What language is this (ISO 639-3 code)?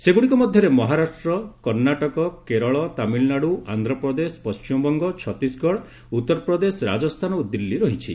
ori